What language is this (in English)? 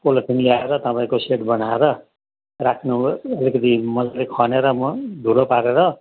Nepali